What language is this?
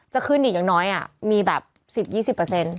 Thai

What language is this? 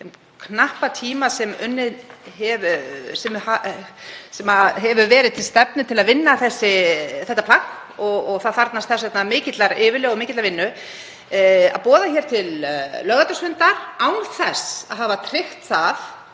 Icelandic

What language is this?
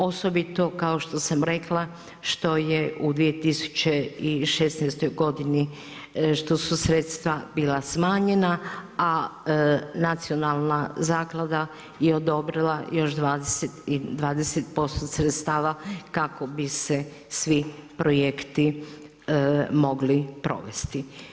Croatian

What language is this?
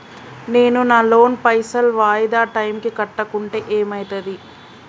Telugu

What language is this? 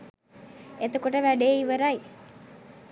Sinhala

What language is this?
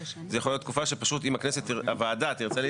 Hebrew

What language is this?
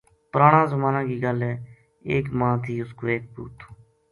Gujari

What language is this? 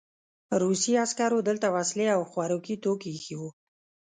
Pashto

